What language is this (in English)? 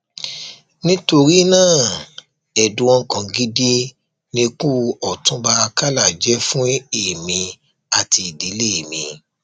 Yoruba